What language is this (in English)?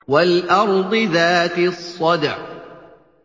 Arabic